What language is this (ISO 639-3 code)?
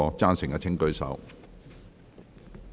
yue